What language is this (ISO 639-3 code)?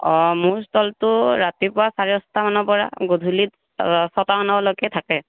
asm